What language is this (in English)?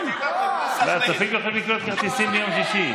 Hebrew